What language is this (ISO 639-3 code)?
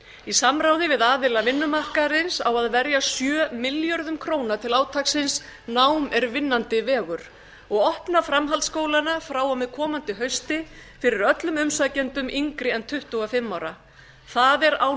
isl